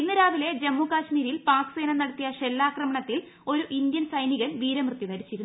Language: Malayalam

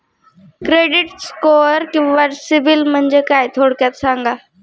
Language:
Marathi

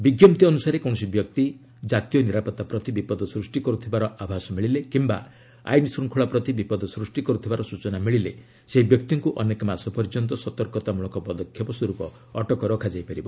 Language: Odia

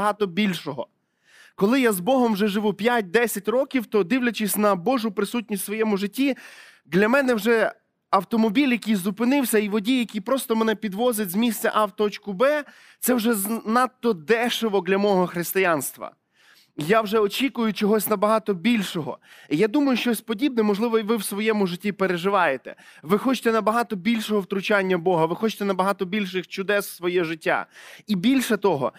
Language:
Ukrainian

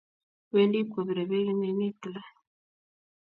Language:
Kalenjin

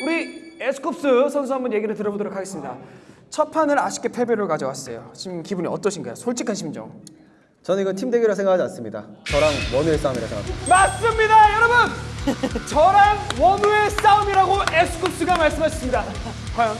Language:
Korean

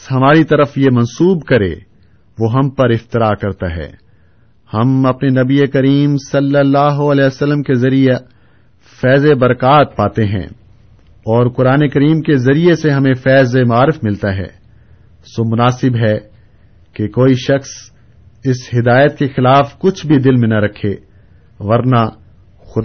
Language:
Urdu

